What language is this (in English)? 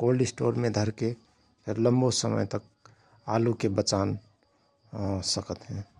Rana Tharu